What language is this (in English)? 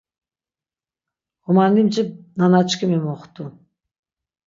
Laz